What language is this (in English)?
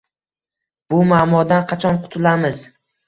Uzbek